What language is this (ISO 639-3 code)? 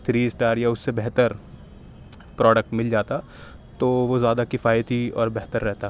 urd